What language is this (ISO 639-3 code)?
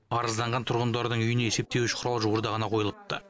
kaz